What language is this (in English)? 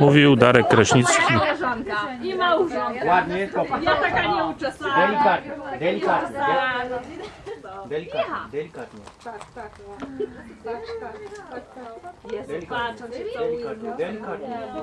Polish